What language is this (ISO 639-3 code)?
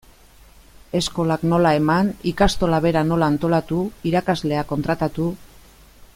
eus